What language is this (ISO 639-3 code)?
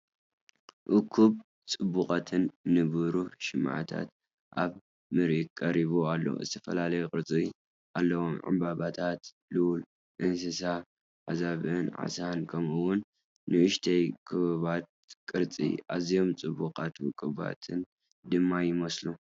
tir